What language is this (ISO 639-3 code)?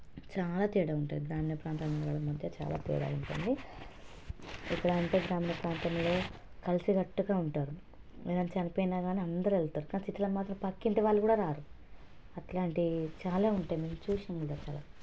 tel